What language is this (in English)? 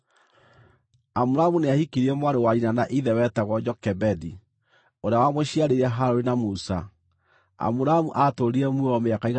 Kikuyu